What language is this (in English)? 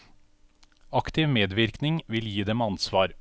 Norwegian